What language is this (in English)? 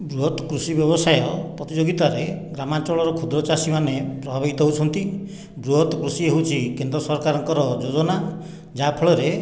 Odia